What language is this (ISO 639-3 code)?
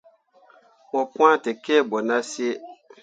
mua